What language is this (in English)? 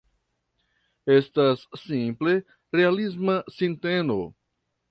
Esperanto